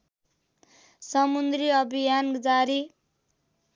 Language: Nepali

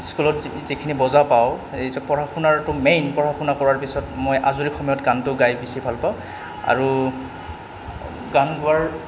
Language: Assamese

